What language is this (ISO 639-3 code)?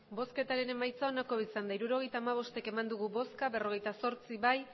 eus